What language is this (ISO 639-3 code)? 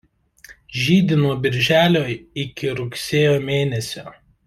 lit